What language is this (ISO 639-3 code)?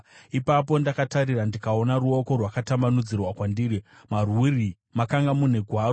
sna